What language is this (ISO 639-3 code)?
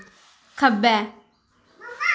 doi